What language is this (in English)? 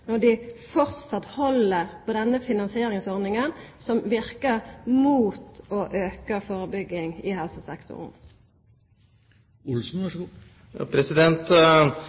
Norwegian Nynorsk